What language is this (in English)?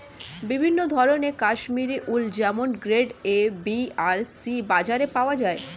Bangla